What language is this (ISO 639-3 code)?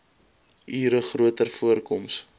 afr